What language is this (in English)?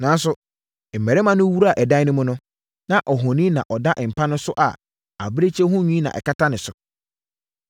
Akan